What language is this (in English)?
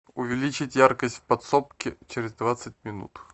Russian